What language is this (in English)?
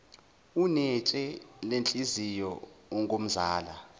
Zulu